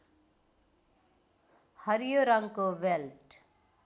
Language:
Nepali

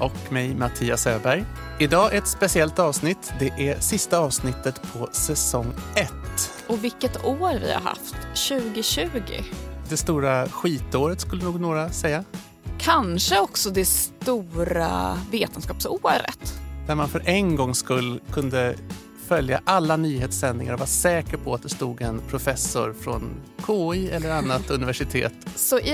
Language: Swedish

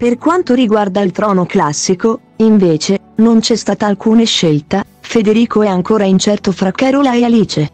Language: Italian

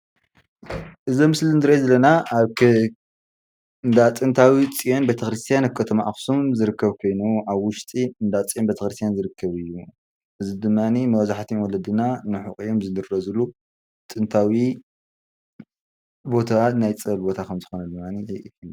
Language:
Tigrinya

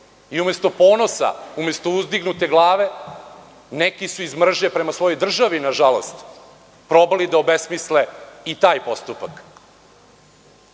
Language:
Serbian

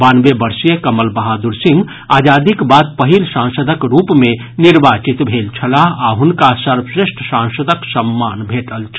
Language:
Maithili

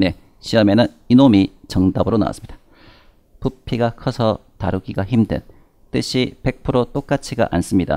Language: Korean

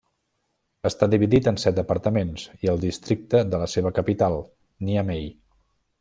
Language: Catalan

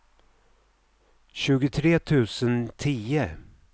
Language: Swedish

